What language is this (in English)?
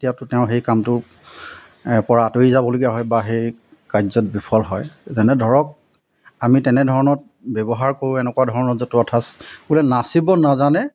Assamese